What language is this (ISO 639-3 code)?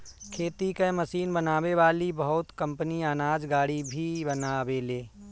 bho